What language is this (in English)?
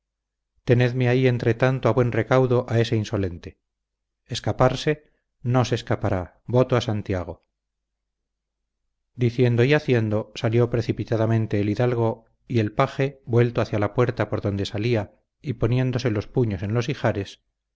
Spanish